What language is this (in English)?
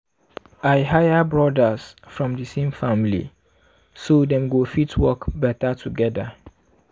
Nigerian Pidgin